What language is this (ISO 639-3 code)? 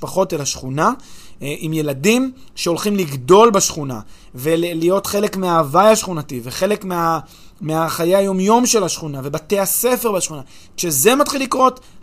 heb